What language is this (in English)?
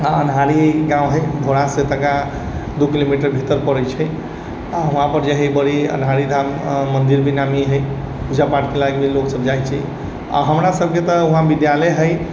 Maithili